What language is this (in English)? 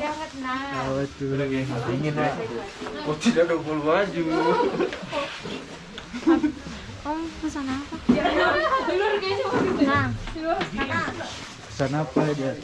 Indonesian